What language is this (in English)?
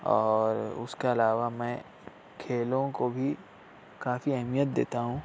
Urdu